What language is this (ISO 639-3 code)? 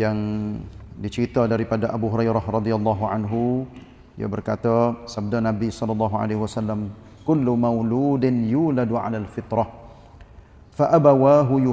msa